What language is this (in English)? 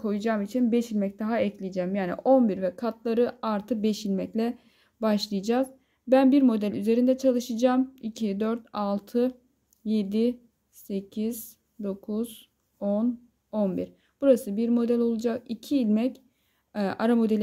Turkish